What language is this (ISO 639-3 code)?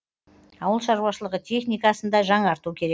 kaz